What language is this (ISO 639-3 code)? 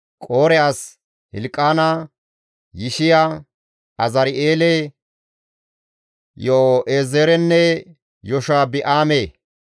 gmv